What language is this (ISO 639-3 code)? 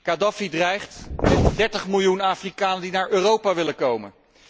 nld